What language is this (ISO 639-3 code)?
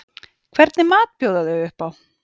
isl